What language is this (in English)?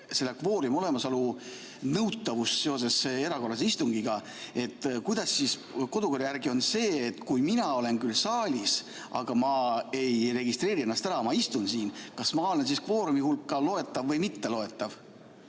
Estonian